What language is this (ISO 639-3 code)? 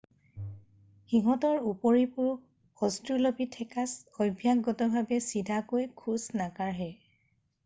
asm